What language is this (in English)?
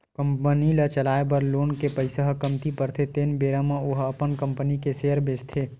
Chhattisgarhi